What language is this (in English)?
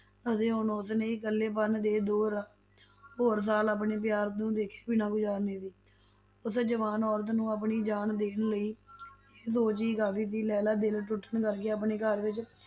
Punjabi